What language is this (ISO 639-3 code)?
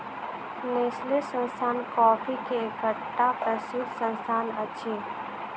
mai